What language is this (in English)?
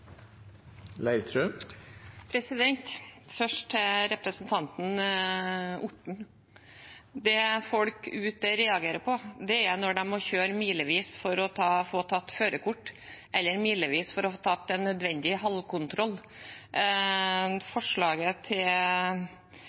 Norwegian Bokmål